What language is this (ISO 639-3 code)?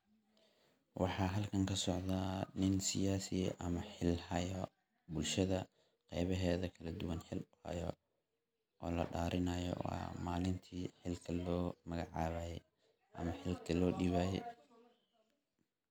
som